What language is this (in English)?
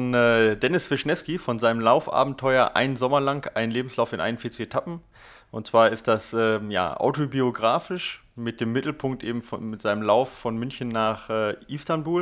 German